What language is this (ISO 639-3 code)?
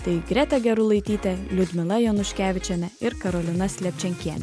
lit